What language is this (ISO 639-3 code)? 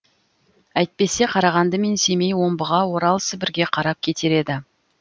kaz